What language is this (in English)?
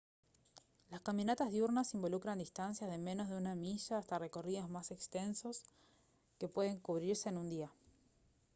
Spanish